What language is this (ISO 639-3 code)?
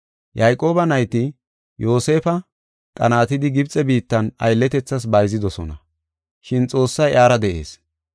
gof